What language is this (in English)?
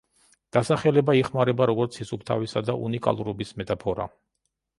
Georgian